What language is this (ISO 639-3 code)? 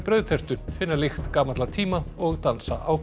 isl